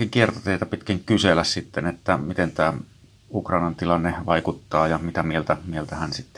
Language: Finnish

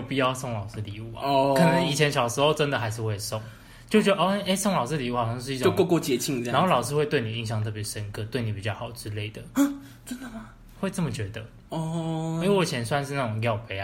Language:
Chinese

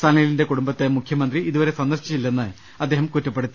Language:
Malayalam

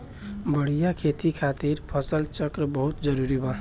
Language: Bhojpuri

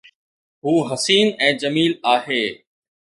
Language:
Sindhi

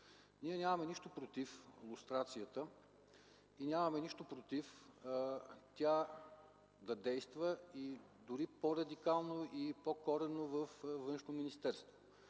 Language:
Bulgarian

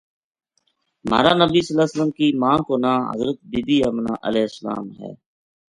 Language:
Gujari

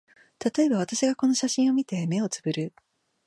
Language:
Japanese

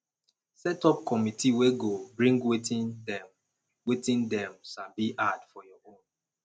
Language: Nigerian Pidgin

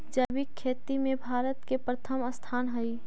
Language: Magahi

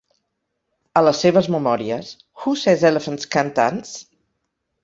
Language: Catalan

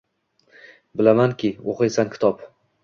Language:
Uzbek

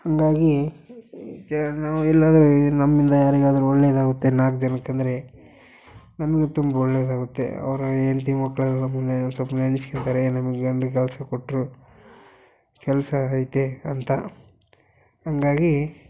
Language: Kannada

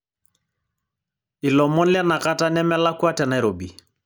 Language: Masai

